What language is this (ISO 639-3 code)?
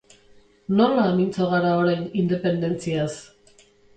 eus